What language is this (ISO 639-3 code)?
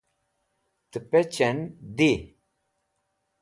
wbl